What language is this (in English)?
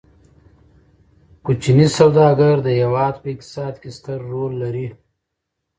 Pashto